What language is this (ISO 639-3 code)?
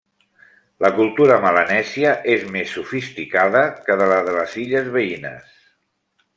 cat